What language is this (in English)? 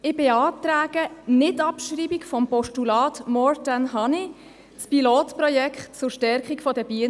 Swiss German